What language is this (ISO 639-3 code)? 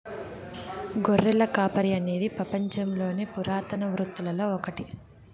tel